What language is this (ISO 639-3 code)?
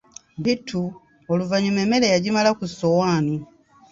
lug